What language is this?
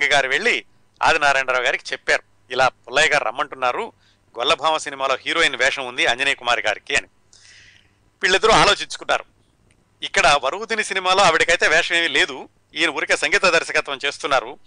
Telugu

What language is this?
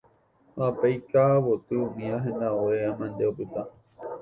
Guarani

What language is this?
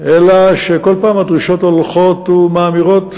Hebrew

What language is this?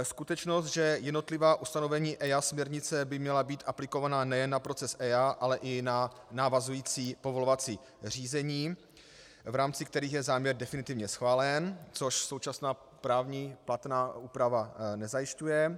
Czech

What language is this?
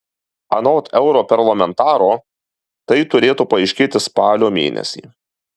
Lithuanian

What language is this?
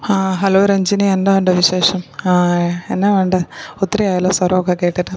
Malayalam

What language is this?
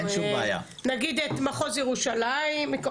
Hebrew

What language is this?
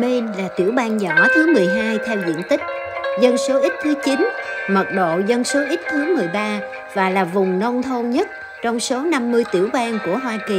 Vietnamese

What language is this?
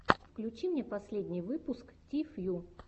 Russian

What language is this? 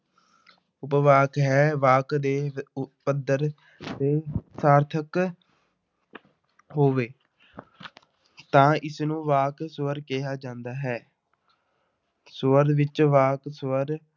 Punjabi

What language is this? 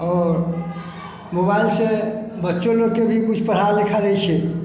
Maithili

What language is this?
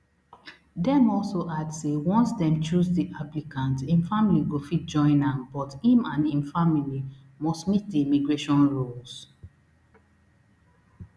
Nigerian Pidgin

